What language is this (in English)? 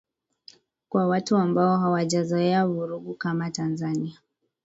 Swahili